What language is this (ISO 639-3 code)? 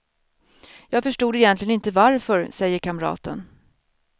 swe